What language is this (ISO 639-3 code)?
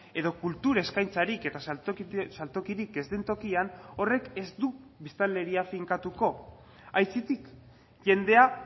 eus